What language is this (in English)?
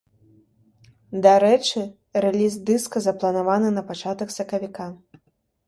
Belarusian